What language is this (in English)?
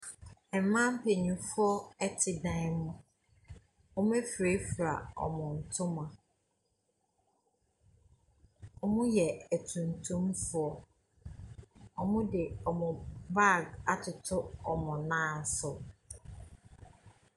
Akan